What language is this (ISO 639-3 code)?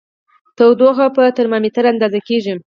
pus